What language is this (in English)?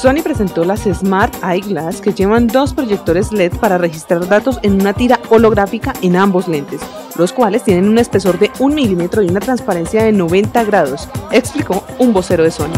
Spanish